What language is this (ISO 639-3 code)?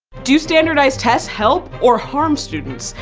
eng